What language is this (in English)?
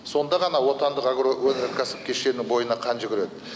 Kazakh